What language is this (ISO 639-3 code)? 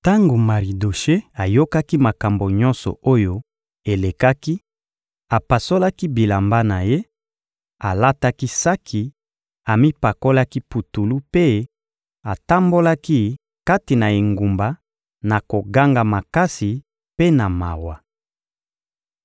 lin